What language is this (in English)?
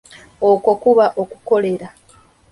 Ganda